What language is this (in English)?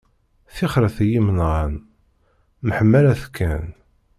Kabyle